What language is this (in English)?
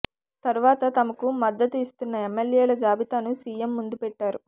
Telugu